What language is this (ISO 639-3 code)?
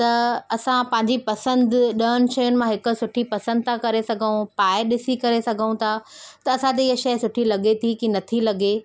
snd